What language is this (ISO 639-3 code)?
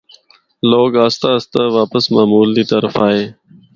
hno